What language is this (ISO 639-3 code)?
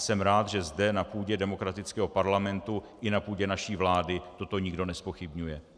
ces